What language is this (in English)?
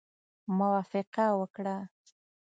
Pashto